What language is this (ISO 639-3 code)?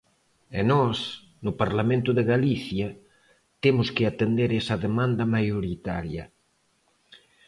glg